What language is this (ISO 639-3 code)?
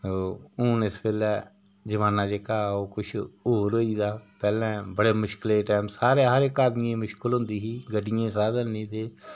doi